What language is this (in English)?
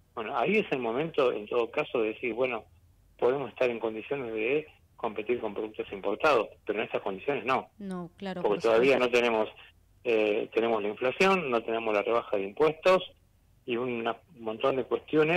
Spanish